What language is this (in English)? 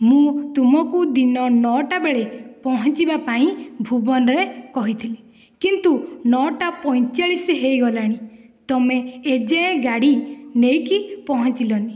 Odia